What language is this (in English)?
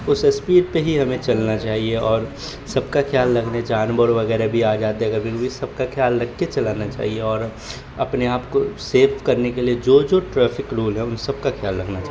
Urdu